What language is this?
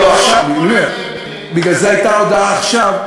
Hebrew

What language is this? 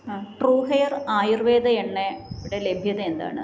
Malayalam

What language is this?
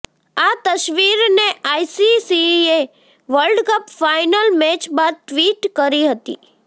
Gujarati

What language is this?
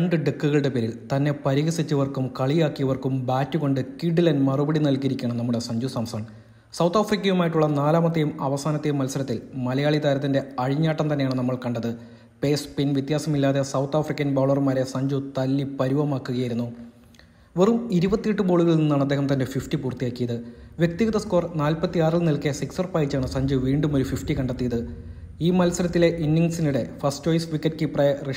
Malayalam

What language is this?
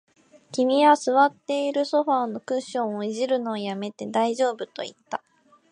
Japanese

